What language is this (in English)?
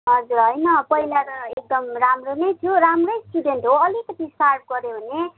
Nepali